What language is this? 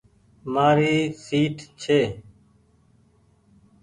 Goaria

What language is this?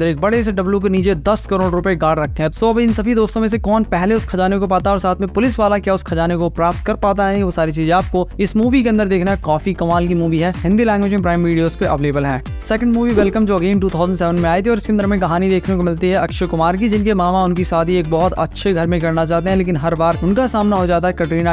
Hindi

